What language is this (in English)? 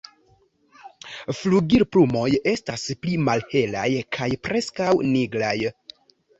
Esperanto